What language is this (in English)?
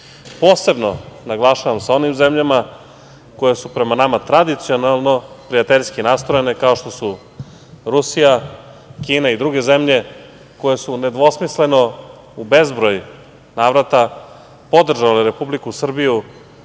Serbian